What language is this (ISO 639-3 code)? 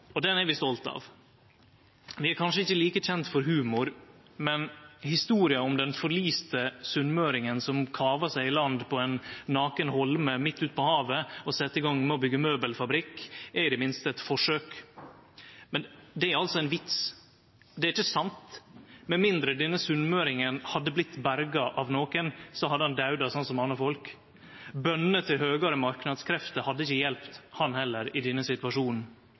nno